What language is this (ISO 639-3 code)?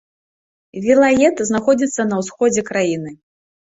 bel